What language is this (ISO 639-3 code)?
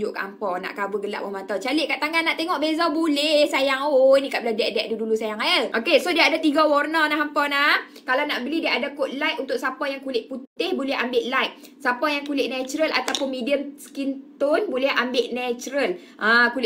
msa